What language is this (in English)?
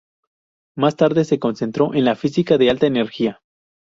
Spanish